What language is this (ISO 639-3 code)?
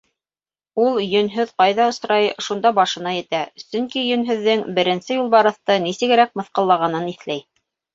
bak